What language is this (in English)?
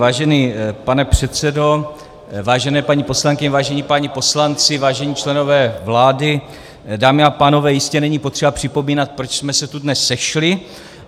Czech